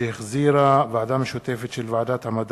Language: Hebrew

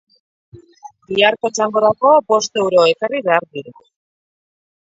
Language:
Basque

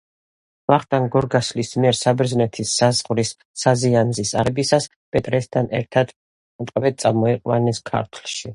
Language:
Georgian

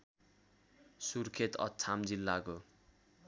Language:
Nepali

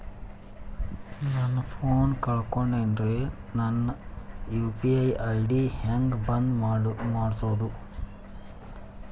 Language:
Kannada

